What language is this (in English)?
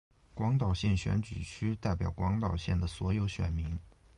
Chinese